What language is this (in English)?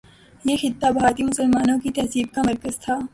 Urdu